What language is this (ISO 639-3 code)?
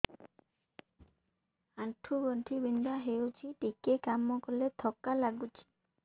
ori